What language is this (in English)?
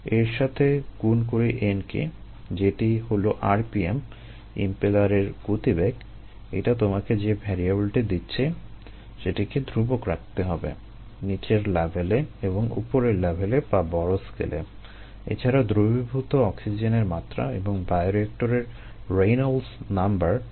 Bangla